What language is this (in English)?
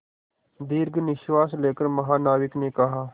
Hindi